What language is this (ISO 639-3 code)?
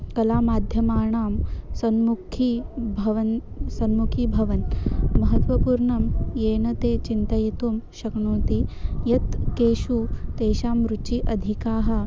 san